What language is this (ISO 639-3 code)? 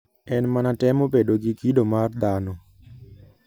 luo